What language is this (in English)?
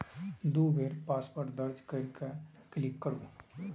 Maithili